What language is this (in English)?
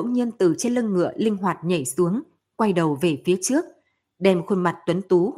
Vietnamese